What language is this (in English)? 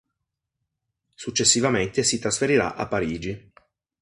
Italian